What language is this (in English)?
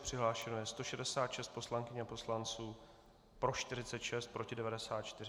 Czech